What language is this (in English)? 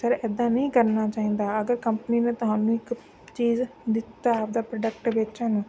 Punjabi